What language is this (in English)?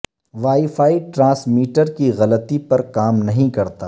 Urdu